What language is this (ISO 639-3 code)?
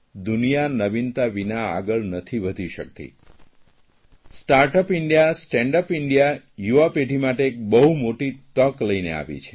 guj